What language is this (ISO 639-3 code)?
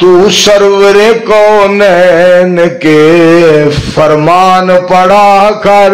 hin